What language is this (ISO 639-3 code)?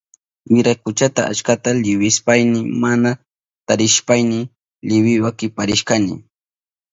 qup